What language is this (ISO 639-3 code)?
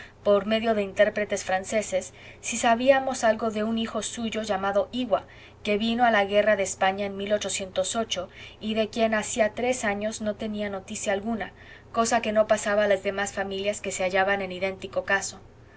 spa